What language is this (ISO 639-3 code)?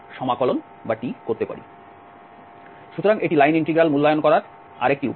ben